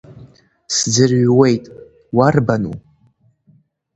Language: Abkhazian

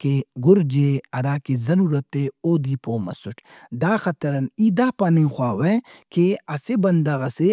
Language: Brahui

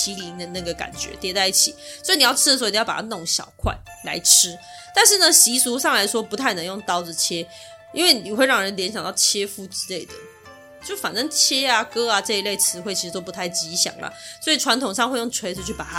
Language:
Chinese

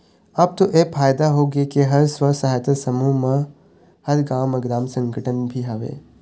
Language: Chhattisgarhi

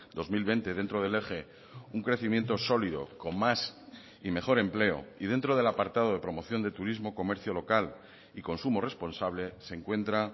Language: Spanish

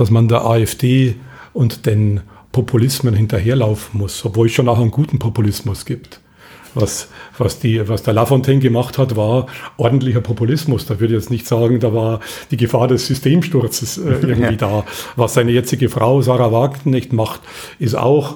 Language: German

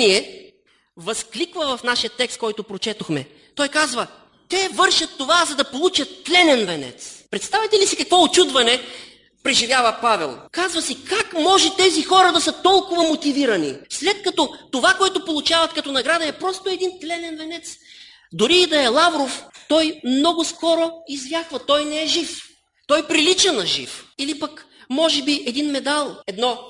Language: Bulgarian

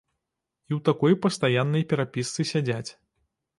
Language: Belarusian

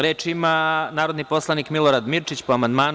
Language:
Serbian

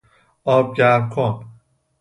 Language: Persian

